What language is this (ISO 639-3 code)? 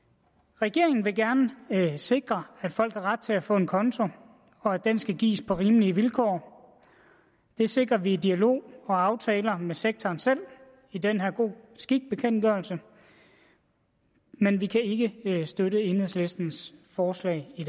dan